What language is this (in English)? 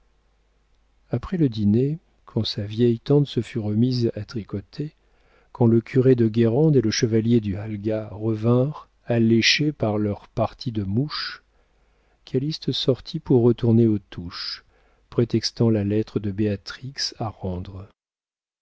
French